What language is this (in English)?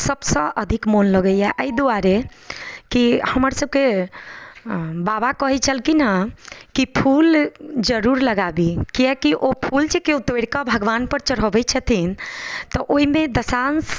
Maithili